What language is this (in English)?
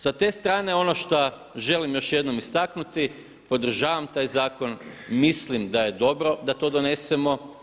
Croatian